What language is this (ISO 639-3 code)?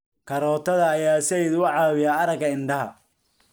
som